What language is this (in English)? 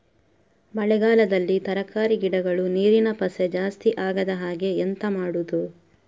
Kannada